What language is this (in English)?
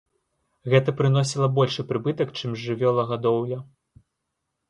Belarusian